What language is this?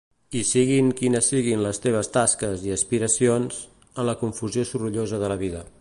Catalan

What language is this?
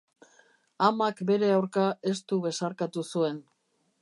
Basque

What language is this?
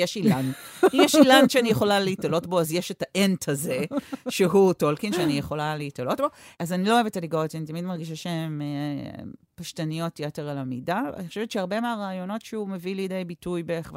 Hebrew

